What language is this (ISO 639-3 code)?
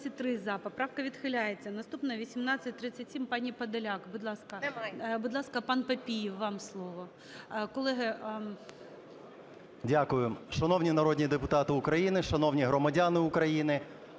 ukr